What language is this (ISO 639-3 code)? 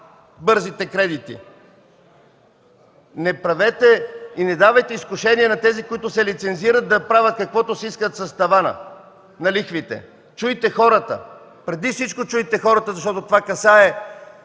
bul